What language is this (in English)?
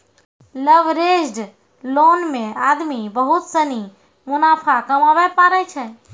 Maithili